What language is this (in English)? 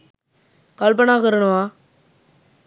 Sinhala